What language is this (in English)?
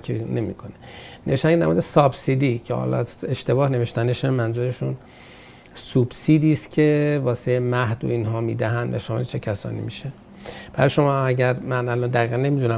Persian